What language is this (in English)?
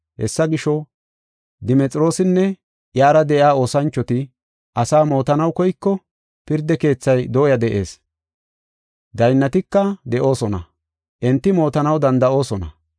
Gofa